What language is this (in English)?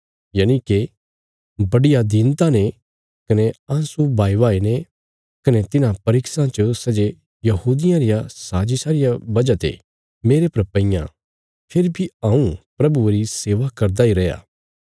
Bilaspuri